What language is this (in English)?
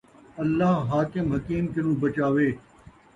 Saraiki